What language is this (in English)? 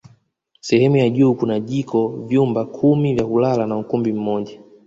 Swahili